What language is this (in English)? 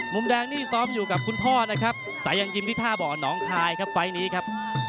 Thai